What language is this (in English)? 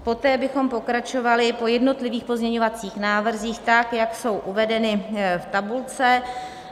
Czech